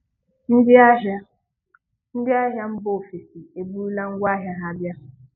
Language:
Igbo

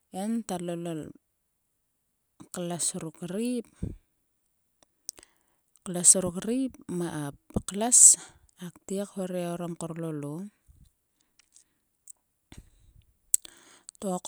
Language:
Sulka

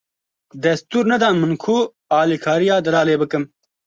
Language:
Kurdish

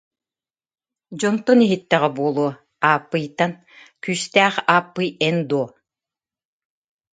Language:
Yakut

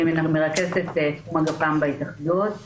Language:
Hebrew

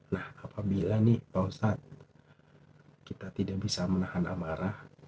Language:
Indonesian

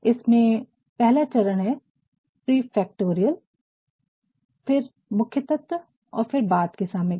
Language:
Hindi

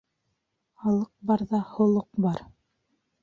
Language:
Bashkir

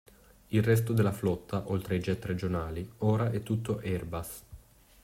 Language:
Italian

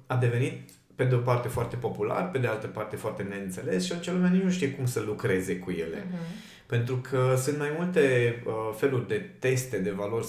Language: Romanian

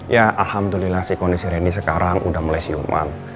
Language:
Indonesian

